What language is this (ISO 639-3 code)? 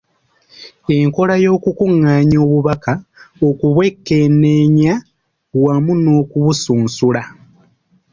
lug